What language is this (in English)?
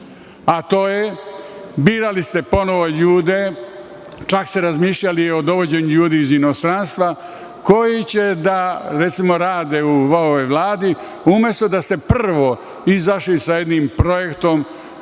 Serbian